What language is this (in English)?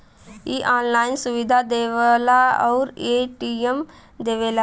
Bhojpuri